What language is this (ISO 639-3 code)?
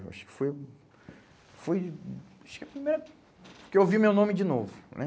por